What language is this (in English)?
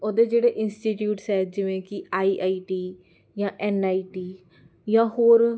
Punjabi